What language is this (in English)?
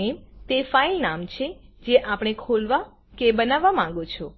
Gujarati